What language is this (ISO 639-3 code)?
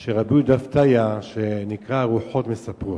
heb